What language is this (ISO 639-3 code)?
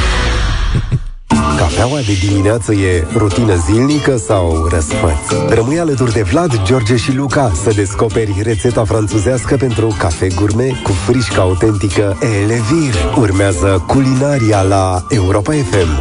ron